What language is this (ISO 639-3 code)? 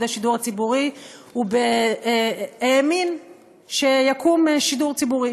heb